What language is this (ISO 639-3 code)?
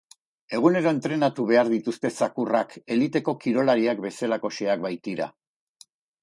eus